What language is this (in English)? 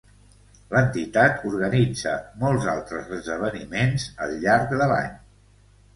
Catalan